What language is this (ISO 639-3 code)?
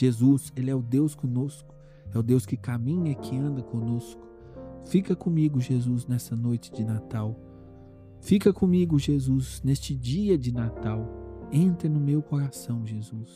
por